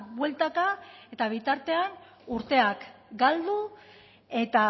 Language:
Basque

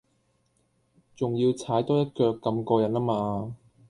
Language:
Cantonese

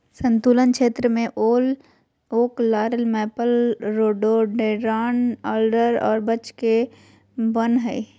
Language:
Magahi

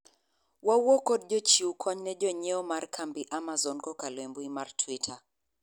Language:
Luo (Kenya and Tanzania)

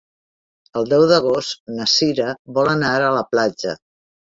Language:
Catalan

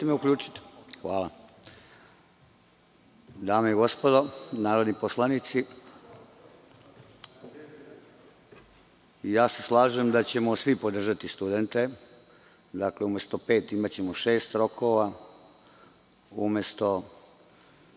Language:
Serbian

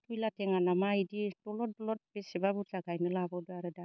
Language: Bodo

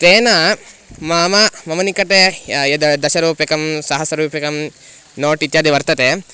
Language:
Sanskrit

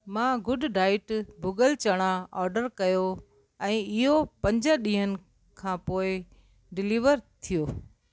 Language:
Sindhi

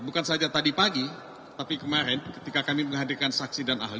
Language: Indonesian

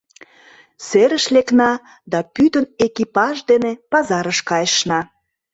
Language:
Mari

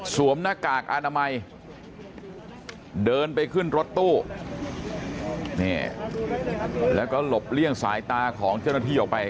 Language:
Thai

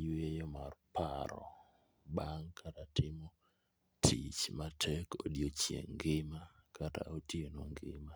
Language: Luo (Kenya and Tanzania)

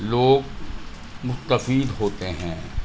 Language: Urdu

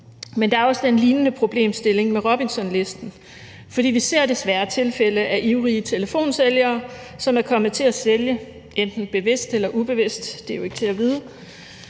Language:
Danish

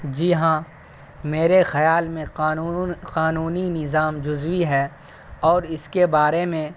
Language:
Urdu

